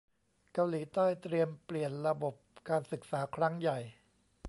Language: Thai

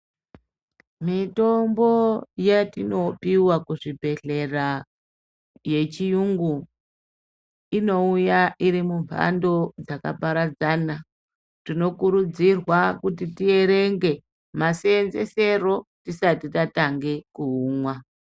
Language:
Ndau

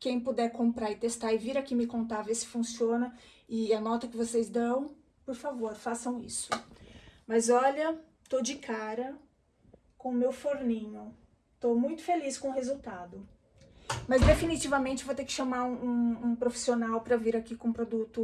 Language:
Portuguese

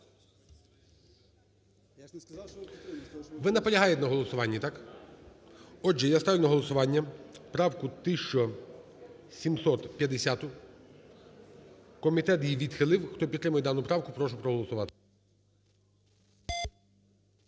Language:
Ukrainian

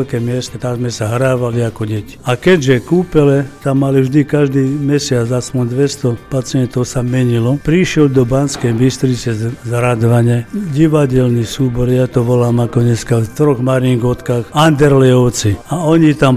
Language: Slovak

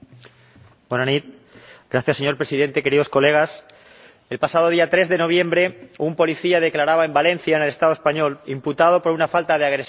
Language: Spanish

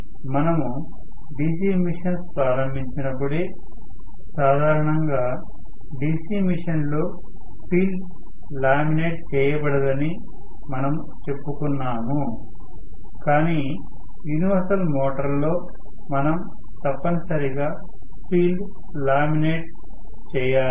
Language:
Telugu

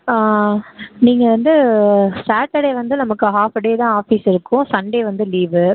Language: Tamil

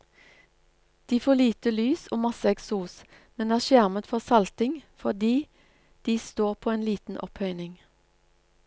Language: Norwegian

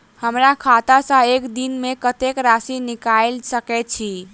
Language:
Maithili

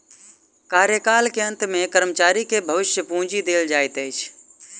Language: Maithili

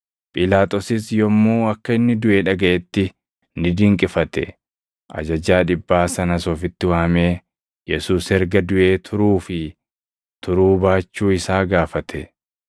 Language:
Oromo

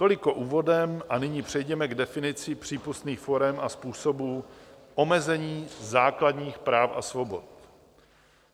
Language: Czech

